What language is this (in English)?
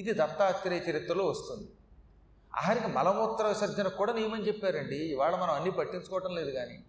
Telugu